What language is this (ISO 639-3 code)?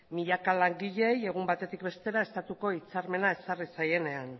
eus